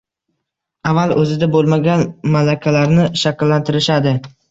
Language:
Uzbek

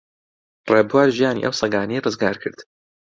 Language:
Central Kurdish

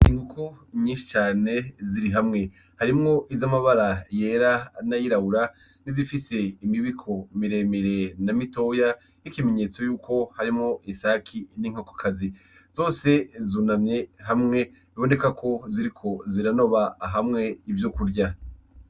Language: Rundi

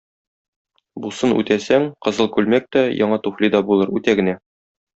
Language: Tatar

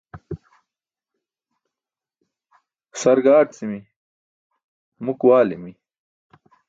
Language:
Burushaski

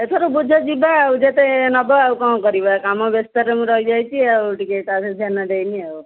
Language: Odia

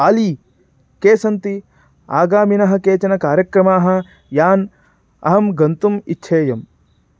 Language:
Sanskrit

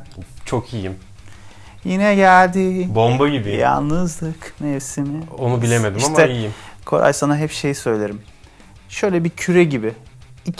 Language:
Turkish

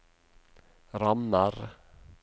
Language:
Norwegian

